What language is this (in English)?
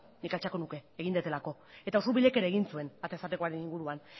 Basque